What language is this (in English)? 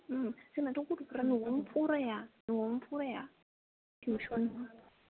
Bodo